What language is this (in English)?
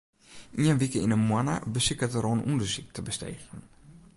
Western Frisian